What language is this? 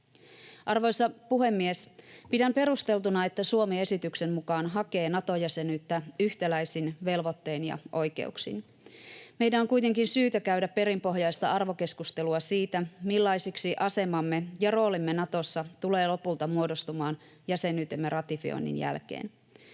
Finnish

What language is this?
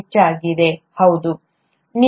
Kannada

